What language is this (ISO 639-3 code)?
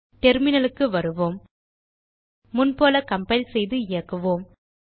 tam